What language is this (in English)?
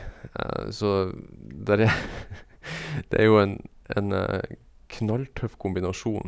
Norwegian